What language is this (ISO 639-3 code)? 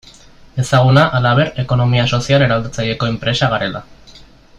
eus